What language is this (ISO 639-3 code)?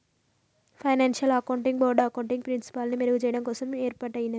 tel